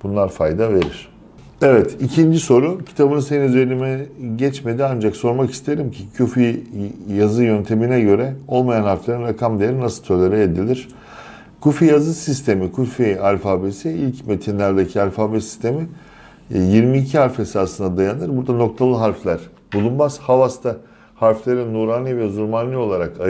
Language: Turkish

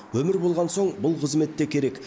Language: Kazakh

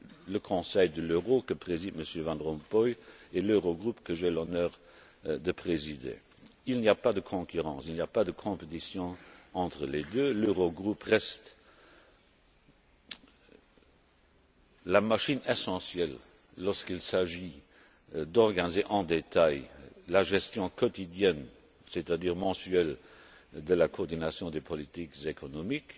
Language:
French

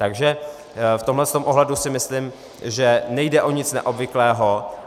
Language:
Czech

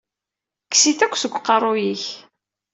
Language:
Kabyle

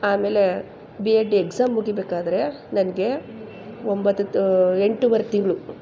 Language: Kannada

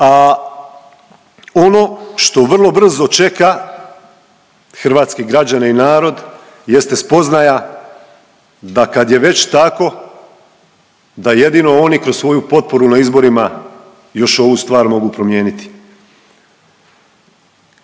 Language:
Croatian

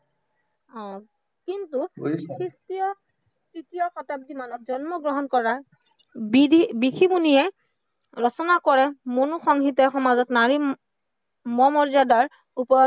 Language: Assamese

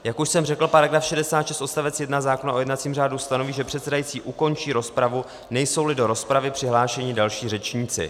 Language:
Czech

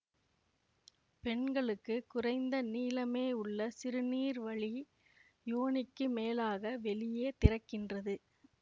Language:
Tamil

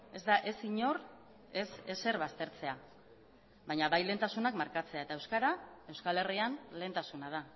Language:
Basque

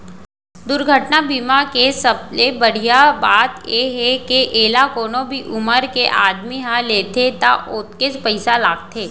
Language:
Chhattisgarhi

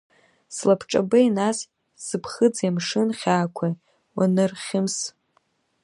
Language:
Abkhazian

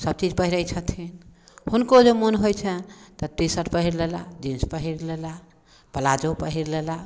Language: Maithili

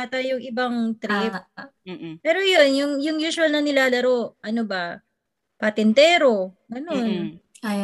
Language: Filipino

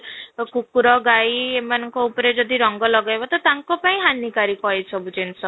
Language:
Odia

